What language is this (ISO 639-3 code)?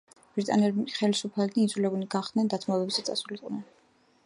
kat